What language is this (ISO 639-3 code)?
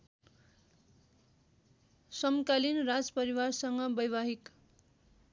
nep